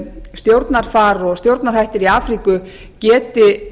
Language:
Icelandic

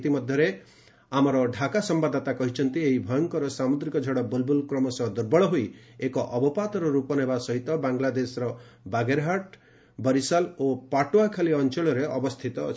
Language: Odia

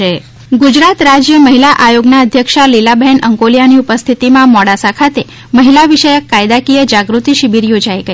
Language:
Gujarati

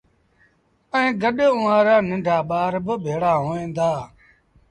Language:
Sindhi Bhil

